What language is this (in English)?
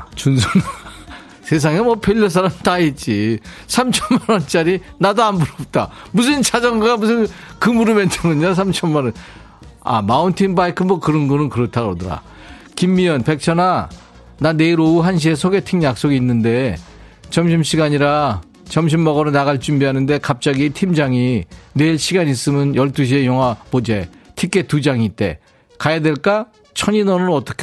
Korean